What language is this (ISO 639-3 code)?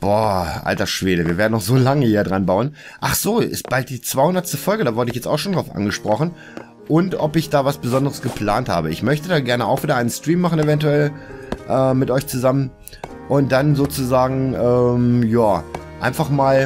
deu